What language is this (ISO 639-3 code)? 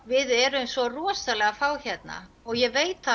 isl